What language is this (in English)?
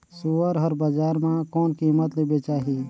Chhattisgarhi